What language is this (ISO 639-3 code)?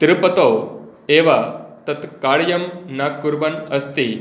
san